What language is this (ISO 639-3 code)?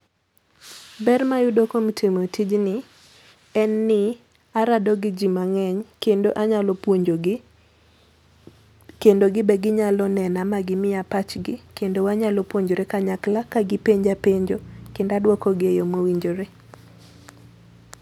luo